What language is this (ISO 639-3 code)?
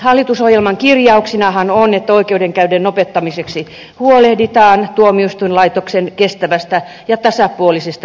fin